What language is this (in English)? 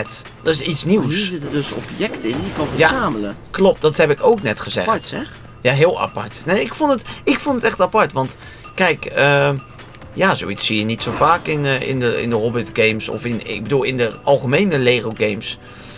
Dutch